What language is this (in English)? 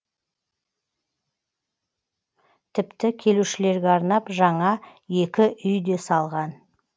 Kazakh